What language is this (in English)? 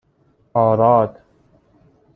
Persian